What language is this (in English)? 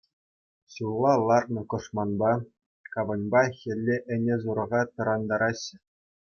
Chuvash